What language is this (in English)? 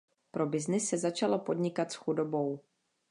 Czech